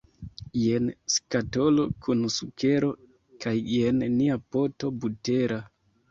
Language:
Esperanto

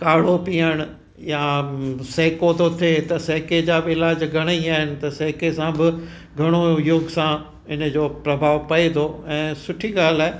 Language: Sindhi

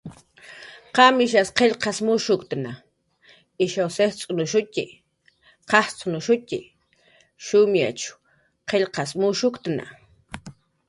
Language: Jaqaru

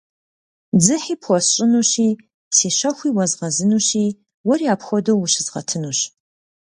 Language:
Kabardian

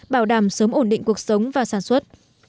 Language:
Vietnamese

